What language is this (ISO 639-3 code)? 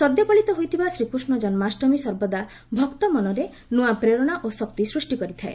ori